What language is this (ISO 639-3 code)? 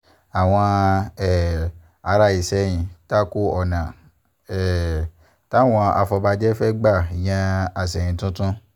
yor